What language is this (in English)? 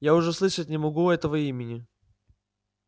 Russian